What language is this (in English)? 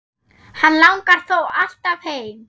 Icelandic